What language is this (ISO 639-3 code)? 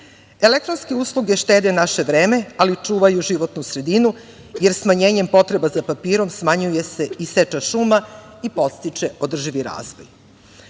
srp